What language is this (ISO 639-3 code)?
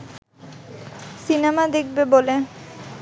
ben